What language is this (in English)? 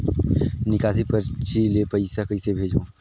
Chhattisgarhi